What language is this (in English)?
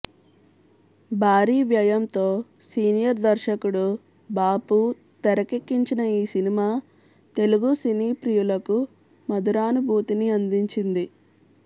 Telugu